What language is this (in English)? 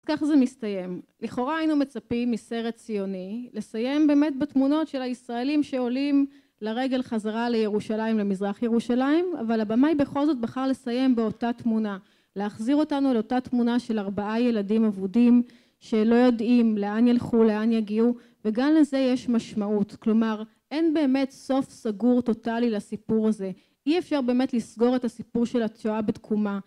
Hebrew